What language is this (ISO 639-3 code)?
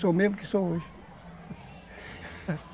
por